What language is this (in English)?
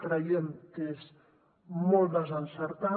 Catalan